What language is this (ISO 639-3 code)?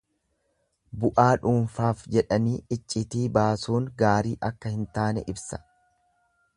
orm